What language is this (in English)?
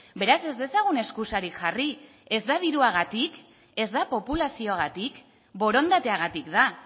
Basque